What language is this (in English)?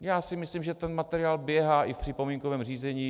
Czech